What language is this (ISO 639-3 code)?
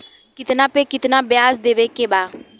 bho